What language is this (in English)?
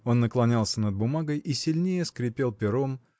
Russian